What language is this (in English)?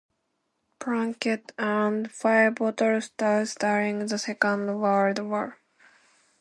English